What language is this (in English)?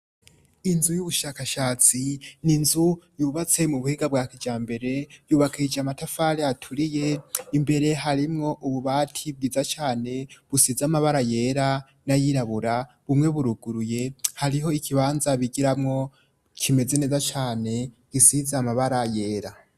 Rundi